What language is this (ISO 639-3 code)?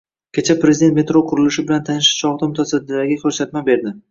uzb